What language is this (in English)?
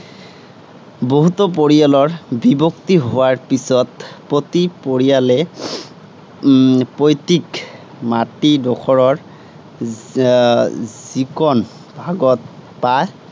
Assamese